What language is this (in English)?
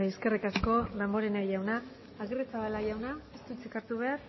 Basque